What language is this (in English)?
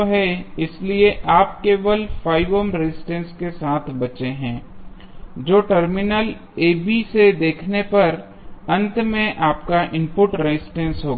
Hindi